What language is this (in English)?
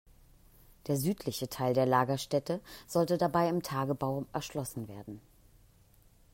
German